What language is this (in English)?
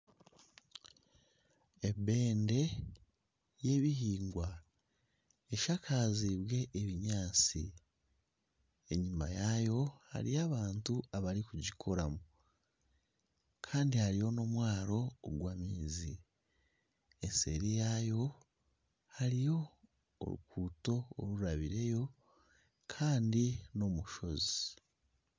Nyankole